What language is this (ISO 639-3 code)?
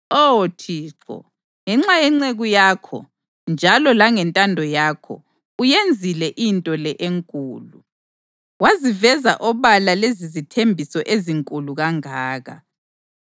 nde